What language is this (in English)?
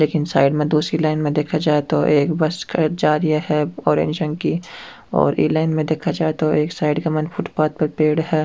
Rajasthani